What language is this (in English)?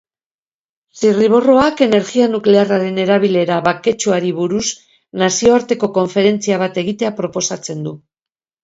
Basque